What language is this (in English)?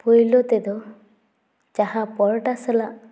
Santali